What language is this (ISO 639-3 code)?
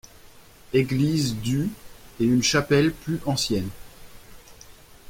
fra